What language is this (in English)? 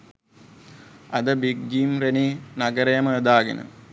Sinhala